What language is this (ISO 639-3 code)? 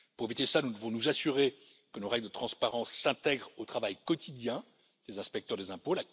fra